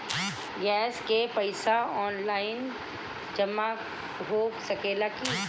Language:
Bhojpuri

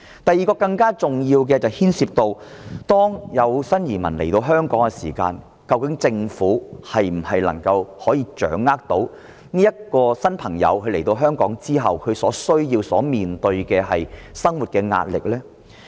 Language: Cantonese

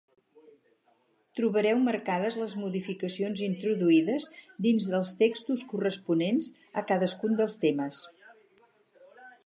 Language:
Catalan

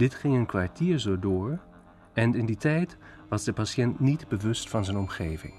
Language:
Dutch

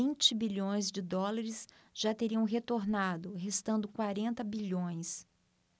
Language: Portuguese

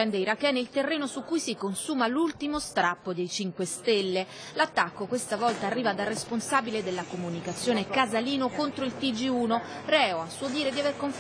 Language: Italian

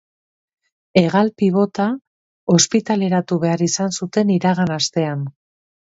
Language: Basque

